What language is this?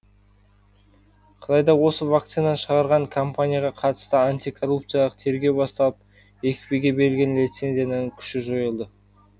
Kazakh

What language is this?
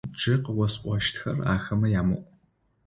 Adyghe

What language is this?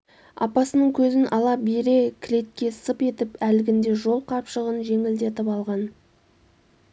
Kazakh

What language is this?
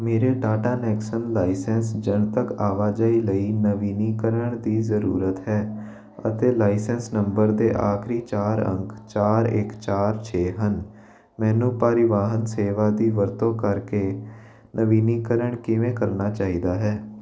Punjabi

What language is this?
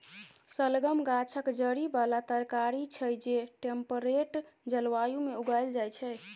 Maithili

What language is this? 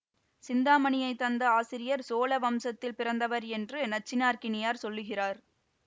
Tamil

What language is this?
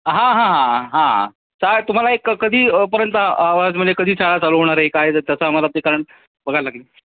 Marathi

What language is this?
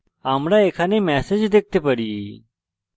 Bangla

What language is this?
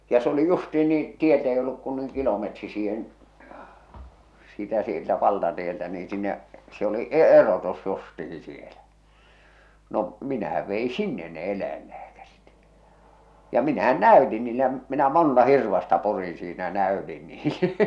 Finnish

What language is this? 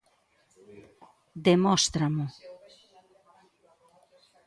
Galician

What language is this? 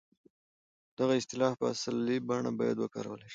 Pashto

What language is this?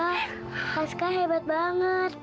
Indonesian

